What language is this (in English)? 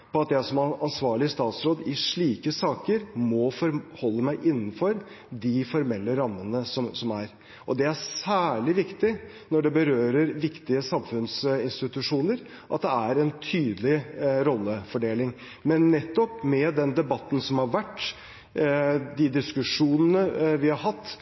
Norwegian Bokmål